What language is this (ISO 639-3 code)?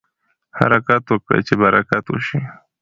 pus